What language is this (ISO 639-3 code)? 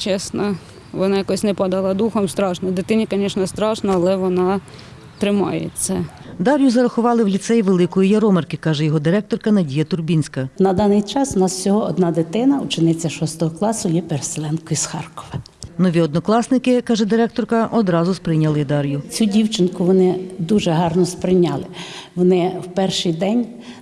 ukr